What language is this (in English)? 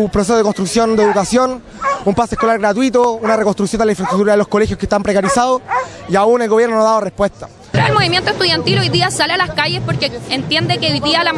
Spanish